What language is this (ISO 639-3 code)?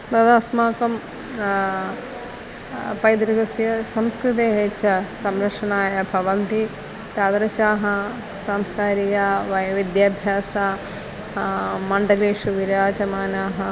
san